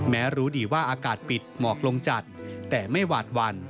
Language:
Thai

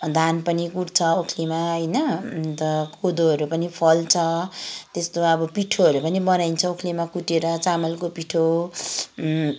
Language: Nepali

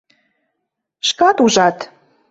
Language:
Mari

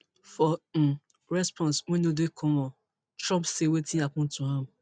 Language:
Nigerian Pidgin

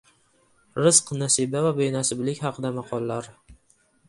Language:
Uzbek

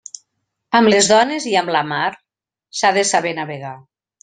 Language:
Catalan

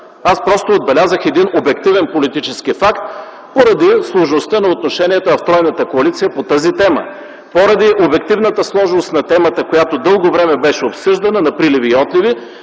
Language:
Bulgarian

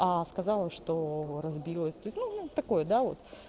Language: Russian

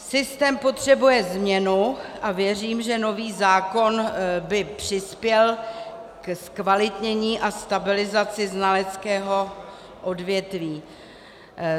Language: Czech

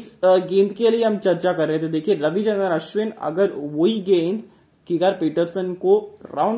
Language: Hindi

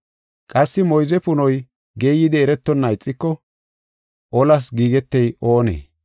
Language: Gofa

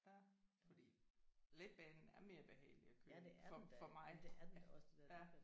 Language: Danish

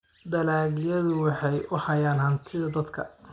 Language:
Somali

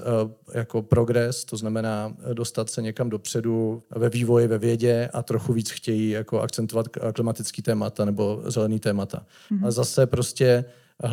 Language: Czech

